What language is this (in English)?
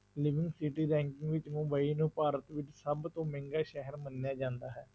Punjabi